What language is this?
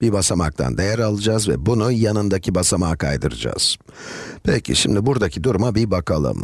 Turkish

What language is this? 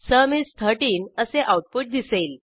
Marathi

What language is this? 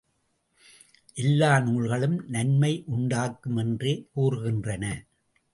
Tamil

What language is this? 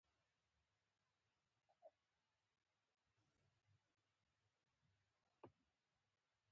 Pashto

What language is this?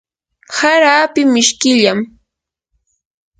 Yanahuanca Pasco Quechua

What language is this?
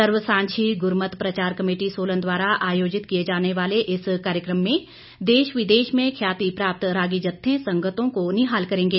Hindi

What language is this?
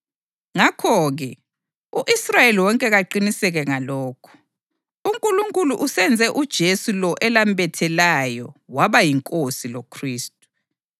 North Ndebele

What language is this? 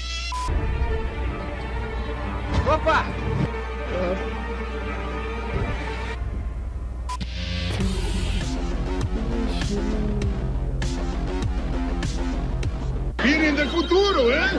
Portuguese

